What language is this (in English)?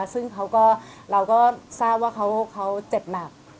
Thai